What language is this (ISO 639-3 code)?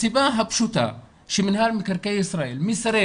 heb